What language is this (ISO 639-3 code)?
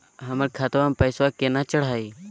mag